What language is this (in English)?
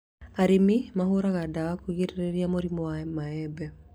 Kikuyu